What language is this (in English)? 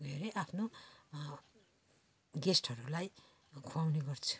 Nepali